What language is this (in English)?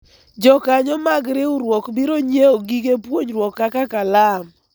Luo (Kenya and Tanzania)